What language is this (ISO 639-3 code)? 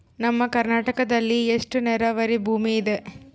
kan